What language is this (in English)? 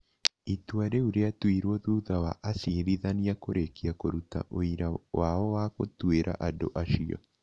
Kikuyu